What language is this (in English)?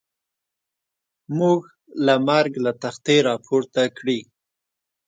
Pashto